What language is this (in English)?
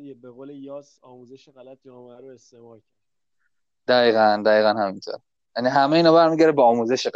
Persian